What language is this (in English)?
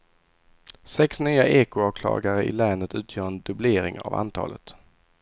Swedish